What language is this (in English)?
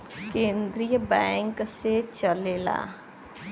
Bhojpuri